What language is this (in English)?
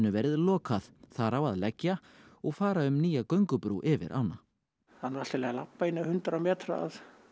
Icelandic